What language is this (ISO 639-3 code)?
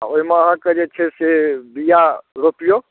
mai